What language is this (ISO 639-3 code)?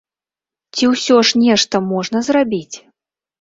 bel